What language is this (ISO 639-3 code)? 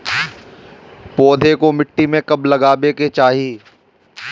bho